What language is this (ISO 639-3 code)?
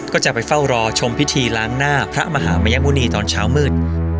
tha